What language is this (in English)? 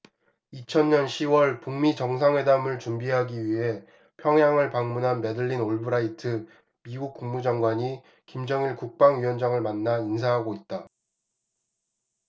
Korean